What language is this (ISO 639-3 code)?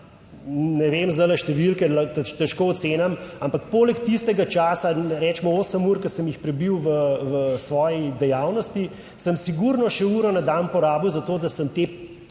slv